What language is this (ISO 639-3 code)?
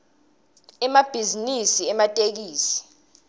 ssw